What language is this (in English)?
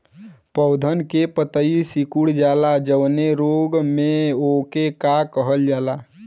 Bhojpuri